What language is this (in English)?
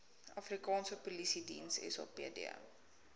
Afrikaans